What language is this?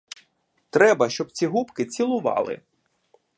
Ukrainian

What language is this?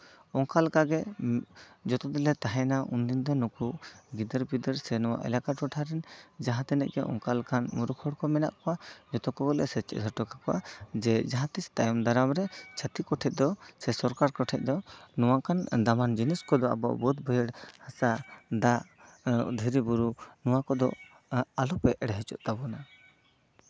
Santali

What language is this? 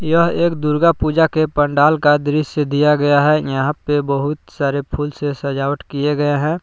Hindi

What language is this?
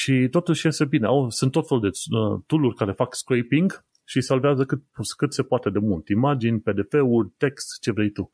Romanian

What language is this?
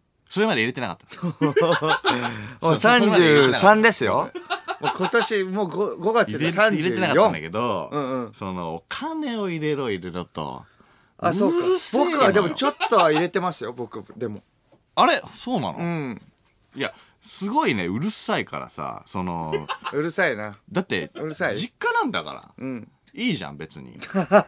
Japanese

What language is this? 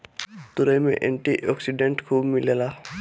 Bhojpuri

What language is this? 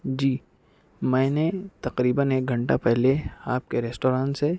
Urdu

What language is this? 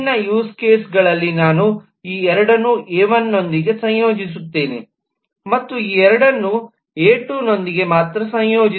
Kannada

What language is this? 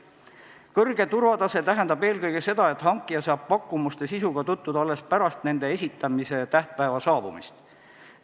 Estonian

